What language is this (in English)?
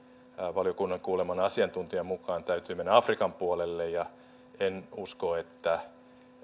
Finnish